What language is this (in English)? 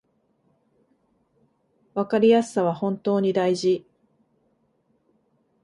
Japanese